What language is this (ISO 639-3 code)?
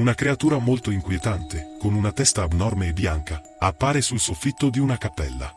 ita